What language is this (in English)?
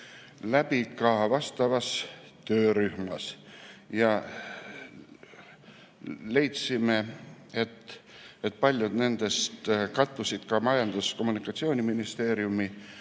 Estonian